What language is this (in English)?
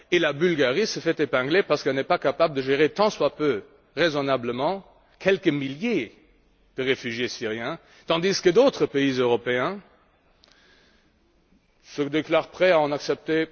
French